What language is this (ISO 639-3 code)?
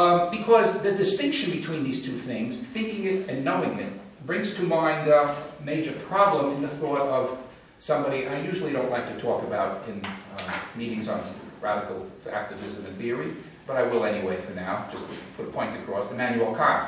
eng